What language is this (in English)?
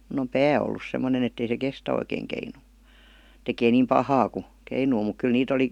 Finnish